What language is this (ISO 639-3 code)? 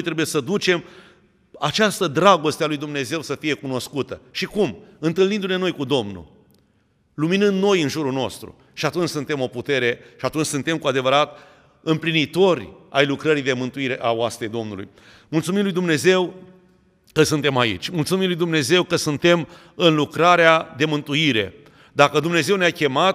ron